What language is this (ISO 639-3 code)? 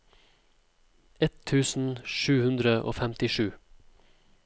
nor